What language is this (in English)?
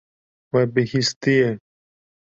Kurdish